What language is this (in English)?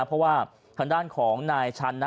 Thai